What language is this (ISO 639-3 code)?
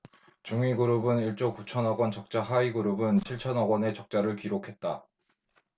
kor